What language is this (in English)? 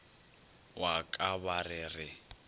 Northern Sotho